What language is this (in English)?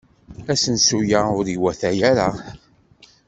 Kabyle